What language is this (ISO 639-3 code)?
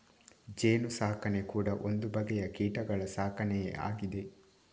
kan